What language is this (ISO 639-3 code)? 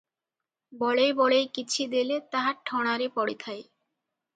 ori